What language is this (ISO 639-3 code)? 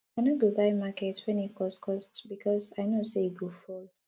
pcm